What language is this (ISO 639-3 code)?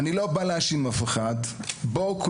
heb